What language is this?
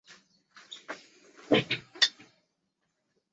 Chinese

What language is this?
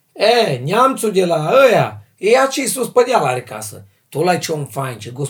Romanian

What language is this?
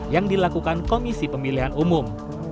Indonesian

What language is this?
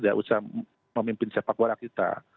Indonesian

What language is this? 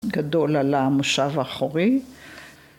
Hebrew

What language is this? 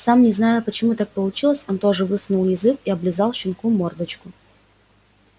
Russian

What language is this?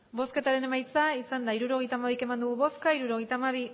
Basque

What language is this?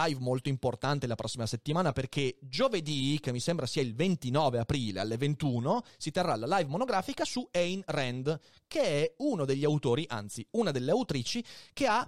Italian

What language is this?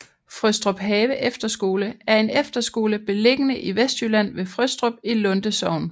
Danish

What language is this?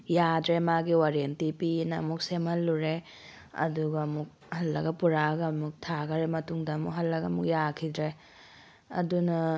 Manipuri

